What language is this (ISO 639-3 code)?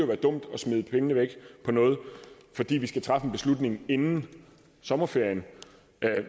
dan